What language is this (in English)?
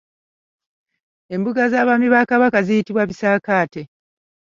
Ganda